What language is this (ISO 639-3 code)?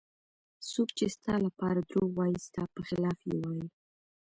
pus